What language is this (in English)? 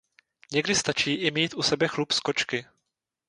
Czech